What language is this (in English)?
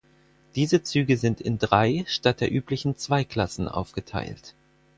German